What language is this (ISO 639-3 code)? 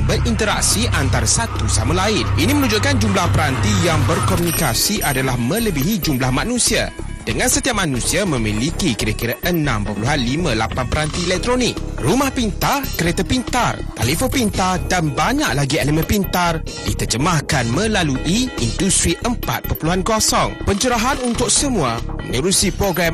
msa